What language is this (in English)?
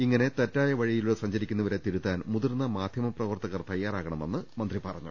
Malayalam